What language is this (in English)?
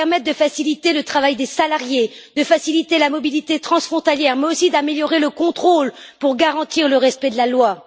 French